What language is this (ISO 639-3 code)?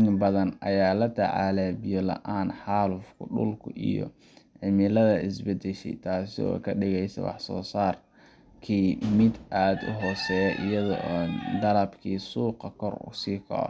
som